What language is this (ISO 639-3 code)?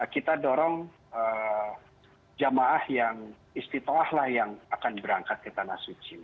ind